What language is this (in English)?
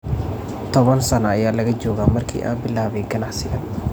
Somali